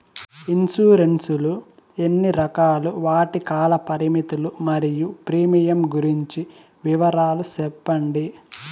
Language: Telugu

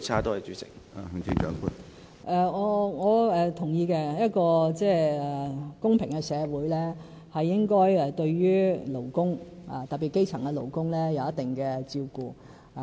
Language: Cantonese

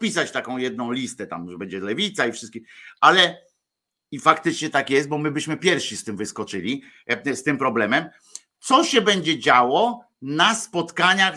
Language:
Polish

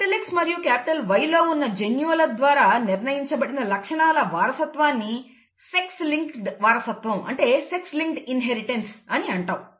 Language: Telugu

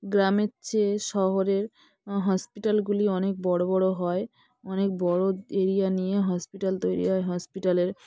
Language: Bangla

